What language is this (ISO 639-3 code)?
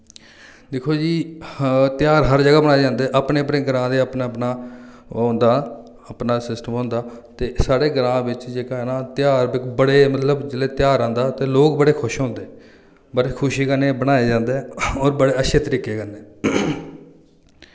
doi